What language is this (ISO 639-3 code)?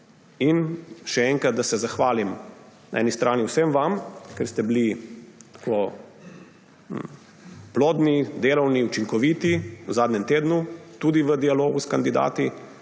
slv